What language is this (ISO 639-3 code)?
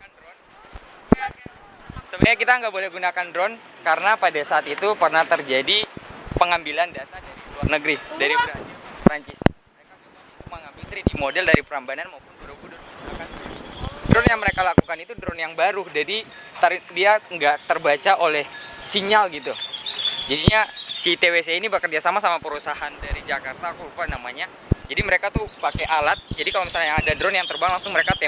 ind